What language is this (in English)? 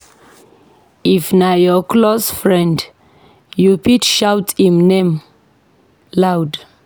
Nigerian Pidgin